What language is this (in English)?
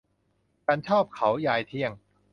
Thai